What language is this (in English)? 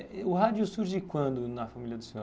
Portuguese